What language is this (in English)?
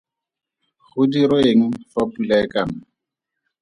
Tswana